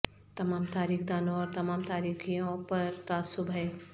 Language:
Urdu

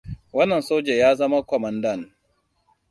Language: Hausa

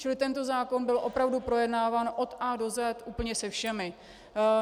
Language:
Czech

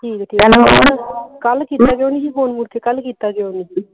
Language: Punjabi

